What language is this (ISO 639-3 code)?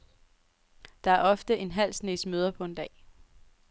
dan